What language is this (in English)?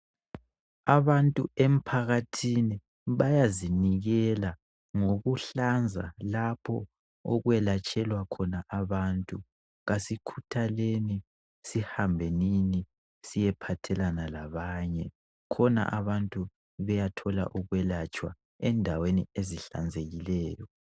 North Ndebele